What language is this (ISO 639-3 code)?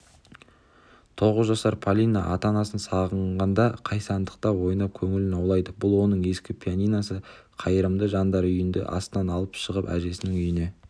kaz